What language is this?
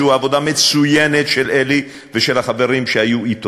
Hebrew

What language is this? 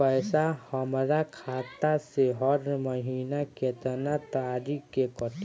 Bhojpuri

